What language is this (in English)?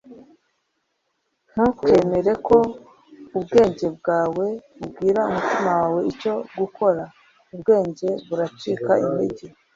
Kinyarwanda